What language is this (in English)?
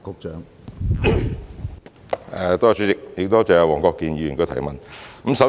Cantonese